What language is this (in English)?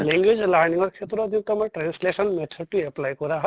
Assamese